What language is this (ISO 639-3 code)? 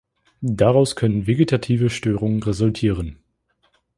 deu